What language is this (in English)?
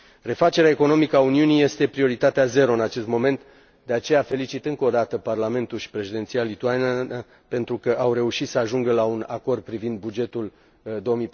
Romanian